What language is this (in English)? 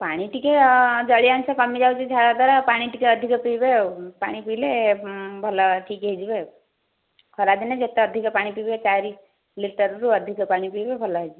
Odia